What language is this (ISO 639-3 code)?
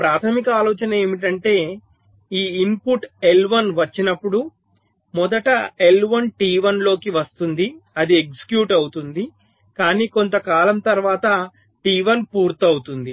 tel